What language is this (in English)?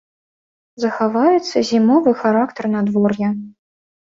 Belarusian